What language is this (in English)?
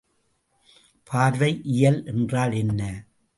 Tamil